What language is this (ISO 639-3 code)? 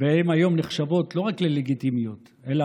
heb